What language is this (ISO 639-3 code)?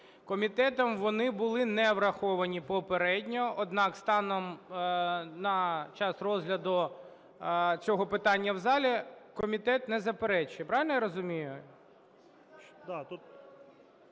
ukr